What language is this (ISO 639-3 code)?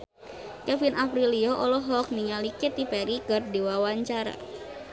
sun